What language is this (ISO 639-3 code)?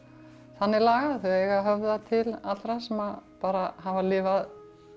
isl